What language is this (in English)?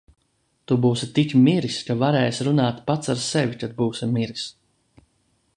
Latvian